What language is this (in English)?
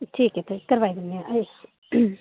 Dogri